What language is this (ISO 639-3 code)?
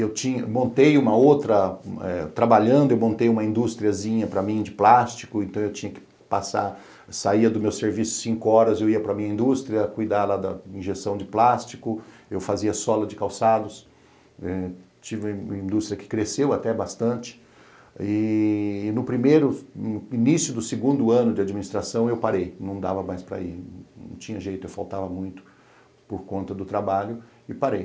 por